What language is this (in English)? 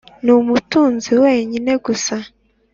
Kinyarwanda